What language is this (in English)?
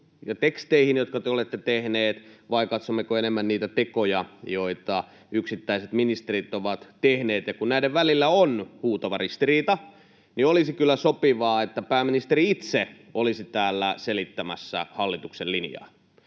Finnish